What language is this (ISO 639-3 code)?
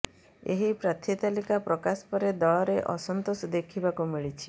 ori